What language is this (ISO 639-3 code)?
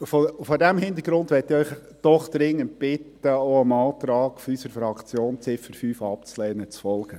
gsw